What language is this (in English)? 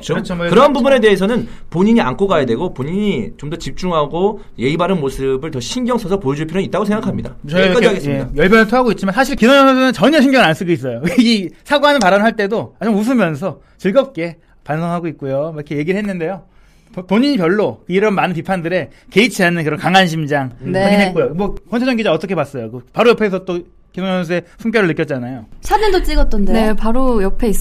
Korean